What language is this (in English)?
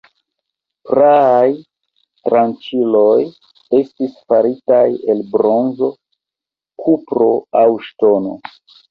Esperanto